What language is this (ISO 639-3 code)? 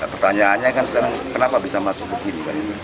ind